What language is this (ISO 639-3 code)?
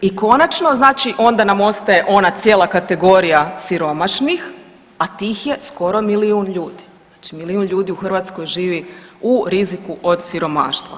hrv